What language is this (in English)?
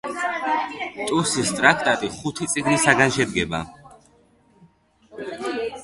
Georgian